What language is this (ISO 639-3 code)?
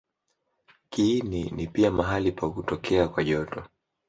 swa